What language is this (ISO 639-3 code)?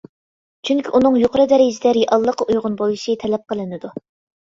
uig